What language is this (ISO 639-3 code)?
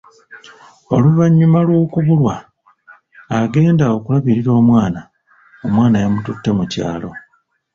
lug